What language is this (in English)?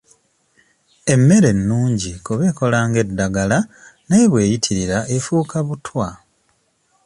Ganda